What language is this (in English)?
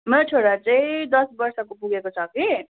Nepali